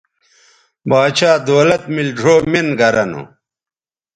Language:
Bateri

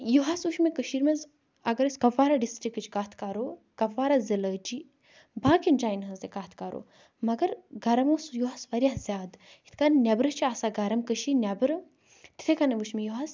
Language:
Kashmiri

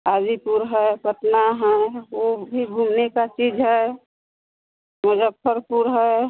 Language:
Hindi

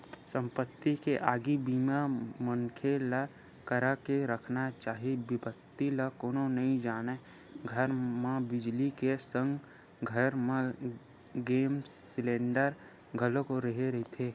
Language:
Chhattisgarhi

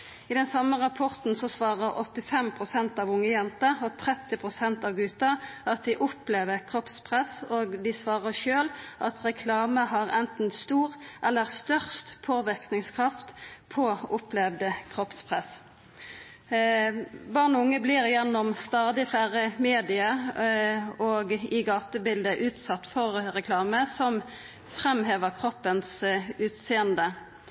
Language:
Norwegian Nynorsk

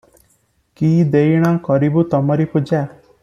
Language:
Odia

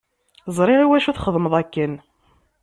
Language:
Kabyle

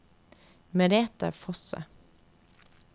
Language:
Norwegian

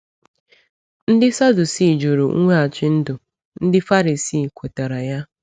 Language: Igbo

